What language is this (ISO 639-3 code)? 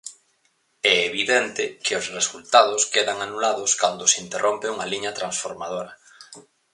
glg